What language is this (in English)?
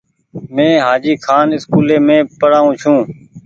Goaria